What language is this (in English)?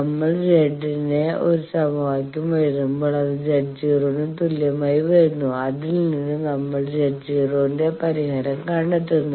Malayalam